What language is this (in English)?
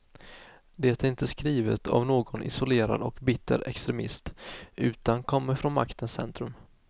Swedish